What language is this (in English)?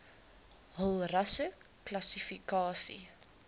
Afrikaans